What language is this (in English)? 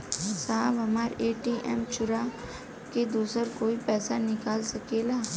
Bhojpuri